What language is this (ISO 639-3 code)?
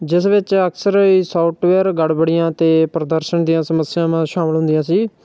pan